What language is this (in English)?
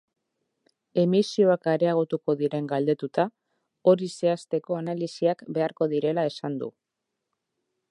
Basque